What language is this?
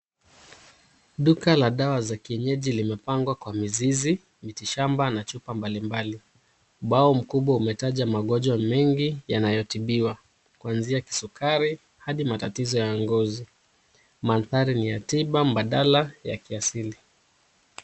Swahili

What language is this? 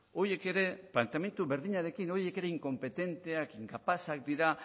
Basque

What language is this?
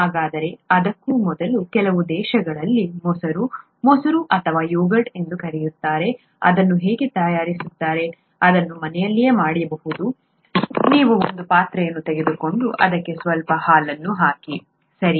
Kannada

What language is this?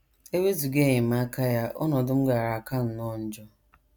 Igbo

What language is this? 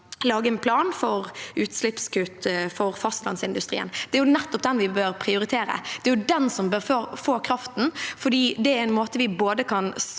Norwegian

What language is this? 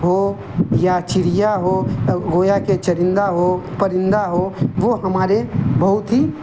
Urdu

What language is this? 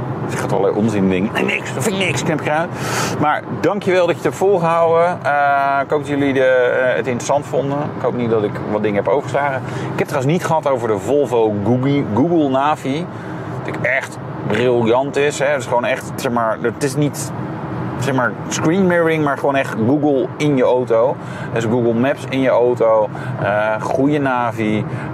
Dutch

